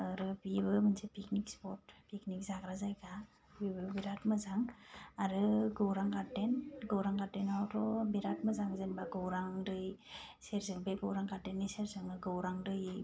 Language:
Bodo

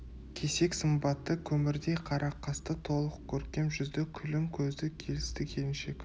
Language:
Kazakh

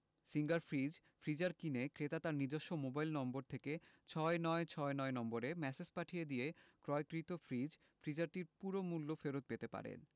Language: Bangla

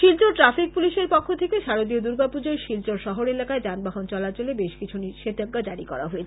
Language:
Bangla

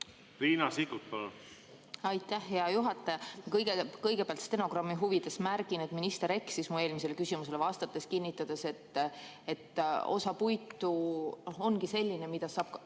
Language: Estonian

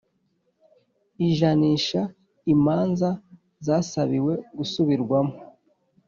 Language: Kinyarwanda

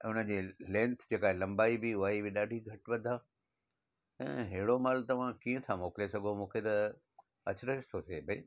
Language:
Sindhi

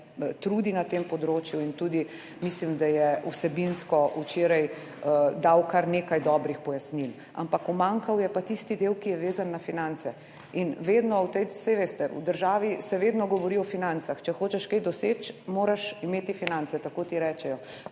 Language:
Slovenian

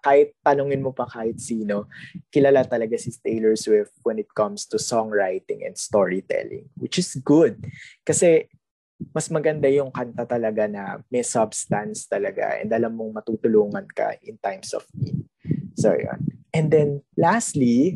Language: Filipino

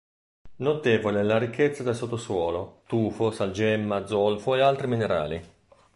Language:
Italian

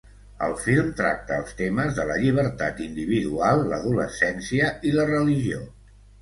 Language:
Catalan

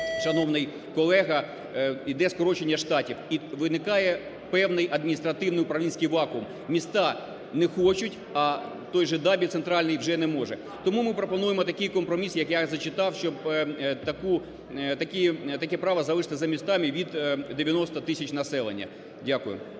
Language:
Ukrainian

